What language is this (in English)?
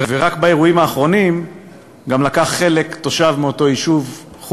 Hebrew